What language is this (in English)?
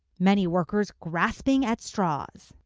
English